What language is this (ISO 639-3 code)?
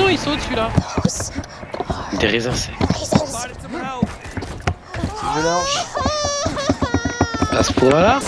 fra